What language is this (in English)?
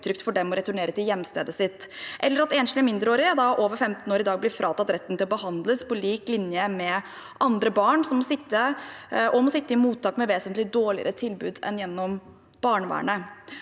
Norwegian